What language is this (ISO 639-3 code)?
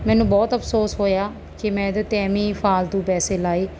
pan